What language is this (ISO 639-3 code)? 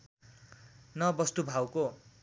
nep